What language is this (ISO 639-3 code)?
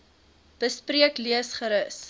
afr